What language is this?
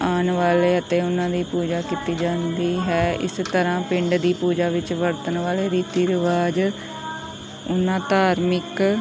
Punjabi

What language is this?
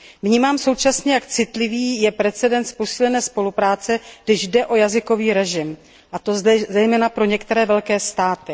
Czech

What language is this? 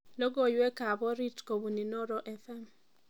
Kalenjin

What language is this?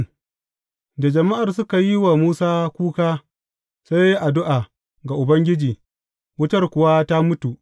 Hausa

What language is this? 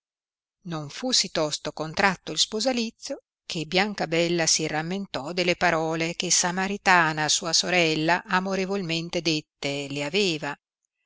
Italian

